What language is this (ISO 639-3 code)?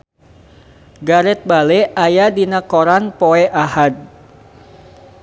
sun